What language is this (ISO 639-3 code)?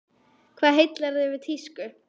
isl